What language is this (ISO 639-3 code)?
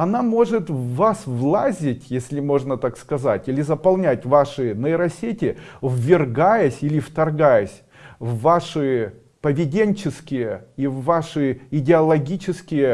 rus